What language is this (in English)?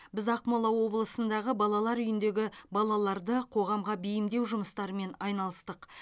Kazakh